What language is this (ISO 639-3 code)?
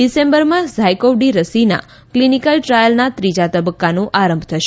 guj